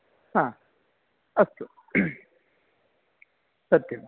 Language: Sanskrit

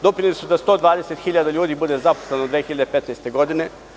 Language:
Serbian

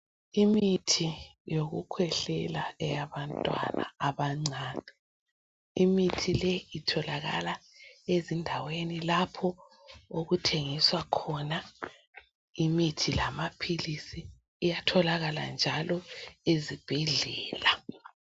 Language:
North Ndebele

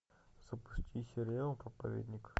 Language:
Russian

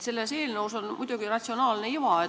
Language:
Estonian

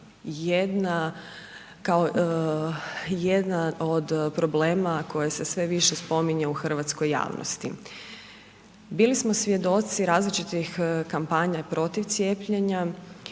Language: Croatian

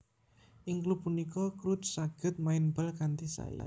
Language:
Javanese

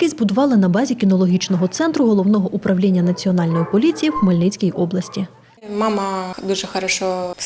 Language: Ukrainian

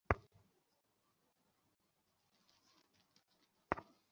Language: Bangla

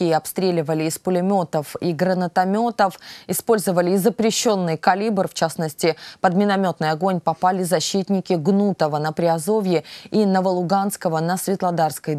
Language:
Russian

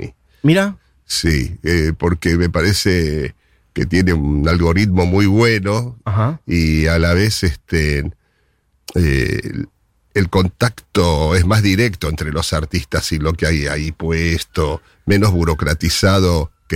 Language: Spanish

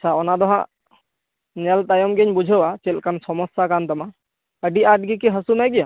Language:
Santali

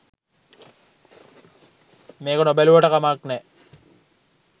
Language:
Sinhala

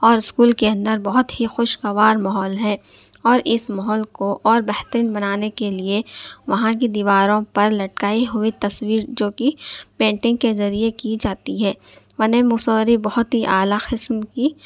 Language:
Urdu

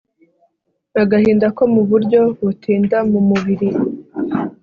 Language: Kinyarwanda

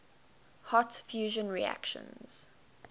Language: English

